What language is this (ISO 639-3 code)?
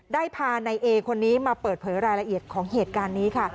tha